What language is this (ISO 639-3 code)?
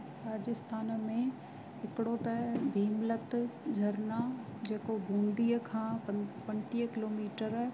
snd